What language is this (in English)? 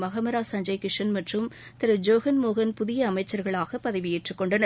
Tamil